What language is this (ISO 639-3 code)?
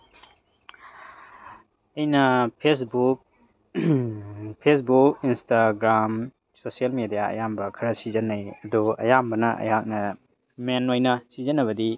mni